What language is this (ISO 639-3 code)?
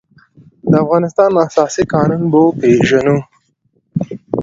pus